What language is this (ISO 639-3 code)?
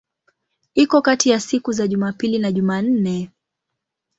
swa